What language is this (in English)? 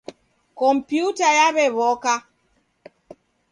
Taita